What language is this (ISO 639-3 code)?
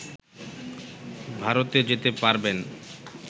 ben